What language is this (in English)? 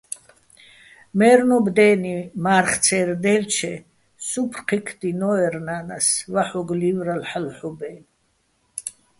Bats